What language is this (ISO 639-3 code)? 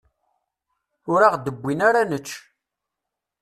kab